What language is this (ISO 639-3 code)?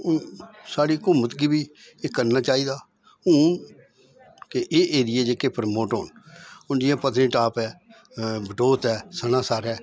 doi